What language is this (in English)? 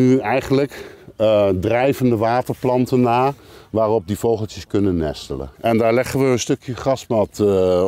Dutch